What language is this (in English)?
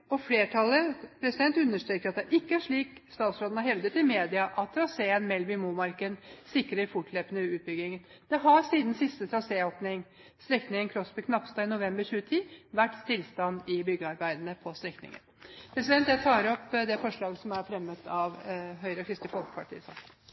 Norwegian Bokmål